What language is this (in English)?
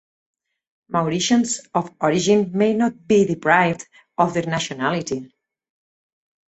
English